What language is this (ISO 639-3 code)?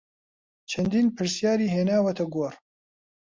ckb